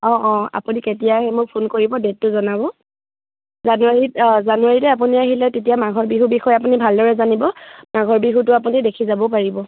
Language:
Assamese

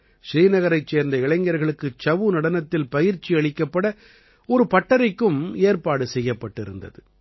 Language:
Tamil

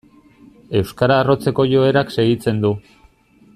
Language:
Basque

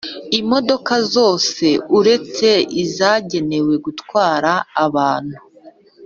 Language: Kinyarwanda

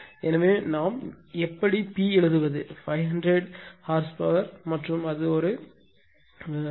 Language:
Tamil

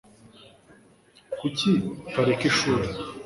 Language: Kinyarwanda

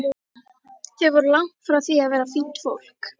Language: Icelandic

